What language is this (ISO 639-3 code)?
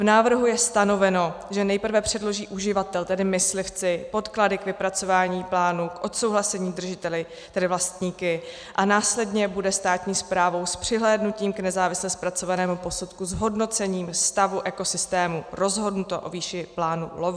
ces